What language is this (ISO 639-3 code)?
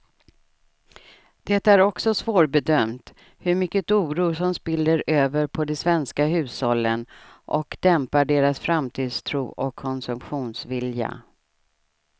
swe